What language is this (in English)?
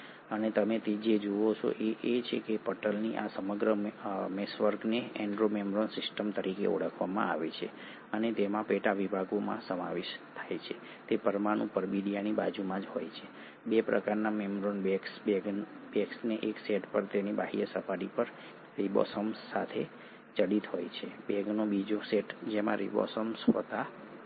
Gujarati